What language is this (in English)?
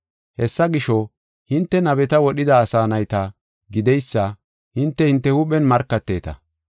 Gofa